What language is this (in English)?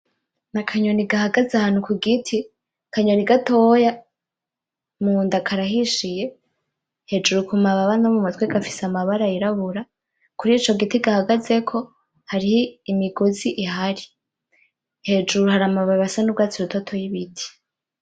Rundi